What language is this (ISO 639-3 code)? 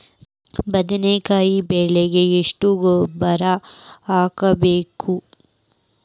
kan